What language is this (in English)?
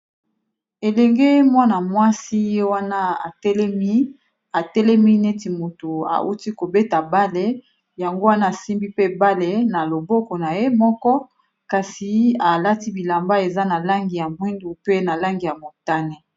Lingala